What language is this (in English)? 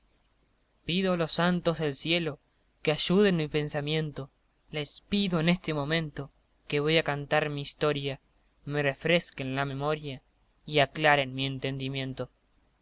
Spanish